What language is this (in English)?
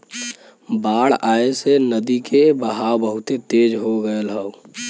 Bhojpuri